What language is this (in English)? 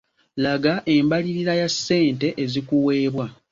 Ganda